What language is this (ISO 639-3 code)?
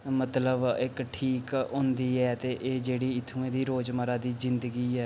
doi